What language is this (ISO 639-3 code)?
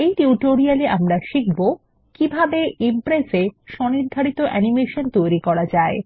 ben